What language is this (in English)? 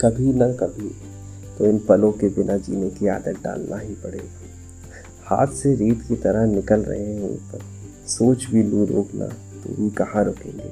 Hindi